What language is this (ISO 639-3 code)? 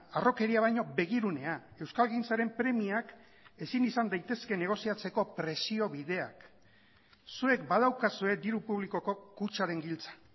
eus